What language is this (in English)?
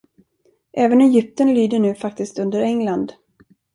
Swedish